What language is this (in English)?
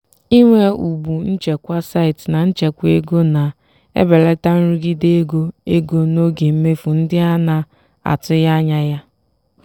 Igbo